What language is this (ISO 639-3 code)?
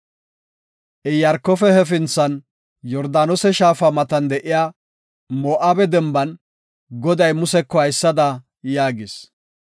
gof